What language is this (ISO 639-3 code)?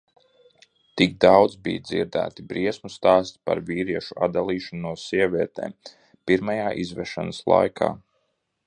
lav